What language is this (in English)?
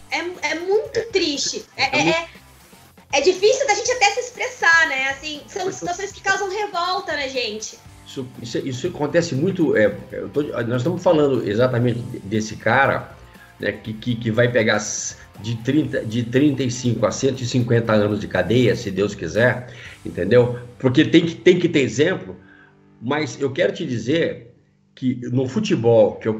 Portuguese